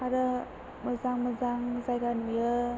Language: Bodo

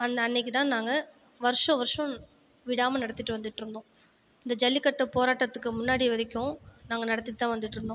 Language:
Tamil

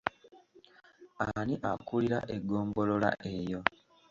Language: Ganda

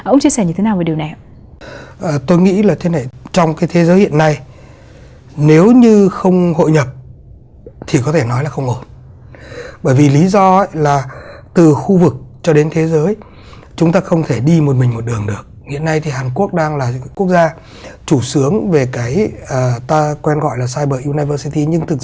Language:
Vietnamese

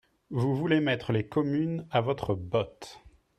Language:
French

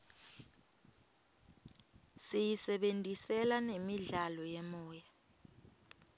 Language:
Swati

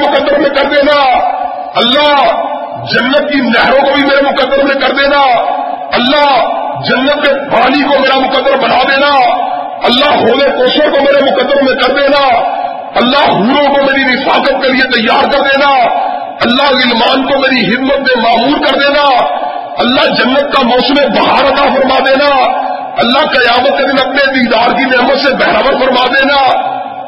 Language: Urdu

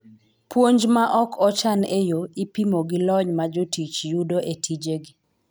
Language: Luo (Kenya and Tanzania)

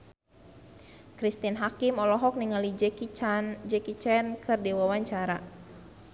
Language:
Sundanese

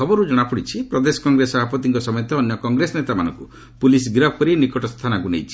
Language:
Odia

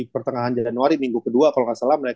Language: Indonesian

